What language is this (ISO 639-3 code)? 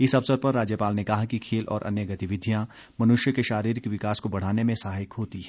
hin